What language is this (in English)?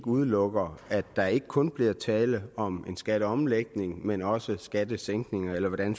Danish